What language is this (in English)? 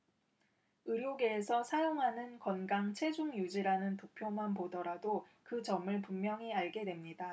Korean